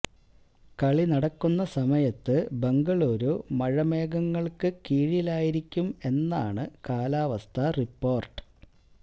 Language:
Malayalam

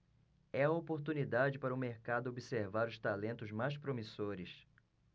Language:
Portuguese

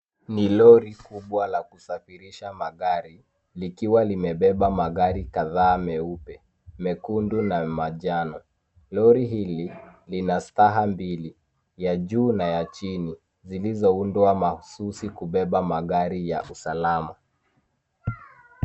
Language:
Swahili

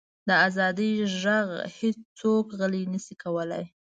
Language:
Pashto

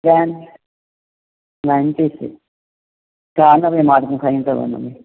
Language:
Sindhi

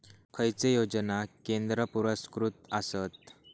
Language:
Marathi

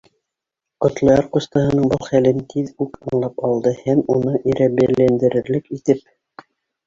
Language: Bashkir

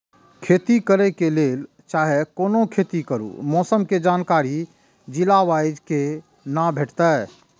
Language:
Maithili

